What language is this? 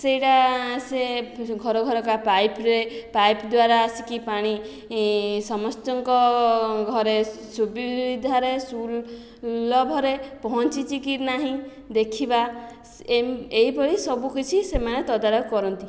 Odia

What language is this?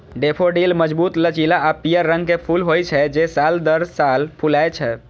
Maithili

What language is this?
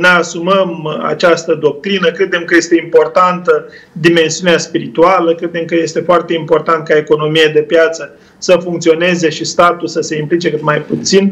Romanian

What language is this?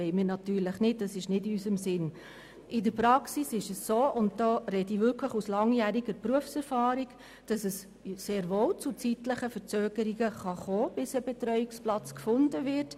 Swiss German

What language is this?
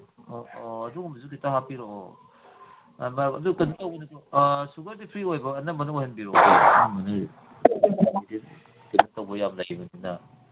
Manipuri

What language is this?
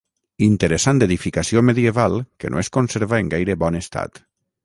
Catalan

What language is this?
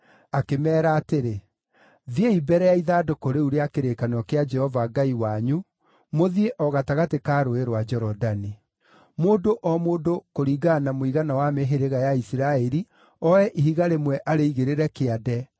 Kikuyu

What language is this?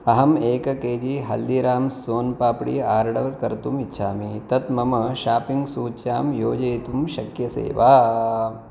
Sanskrit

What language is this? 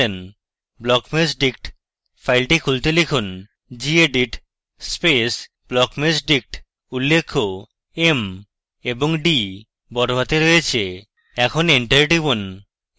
Bangla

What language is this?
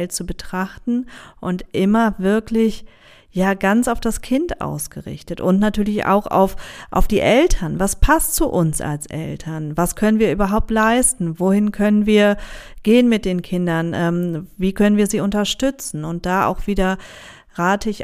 German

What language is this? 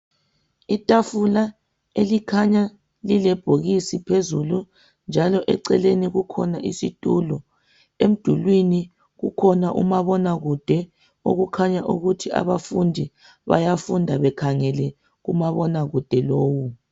North Ndebele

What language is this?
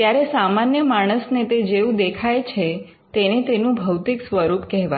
Gujarati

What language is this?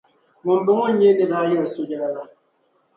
Dagbani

